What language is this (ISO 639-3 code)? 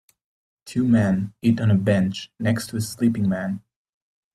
eng